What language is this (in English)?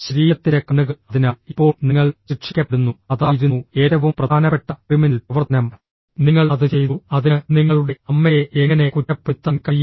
Malayalam